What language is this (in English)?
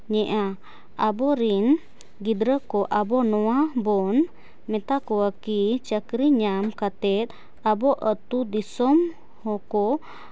Santali